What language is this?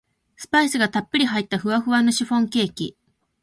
Japanese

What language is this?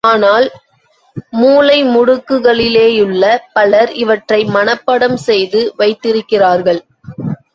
Tamil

